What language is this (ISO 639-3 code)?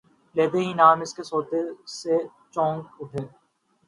urd